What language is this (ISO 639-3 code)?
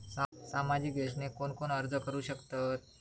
mar